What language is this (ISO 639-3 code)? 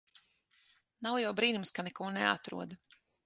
lav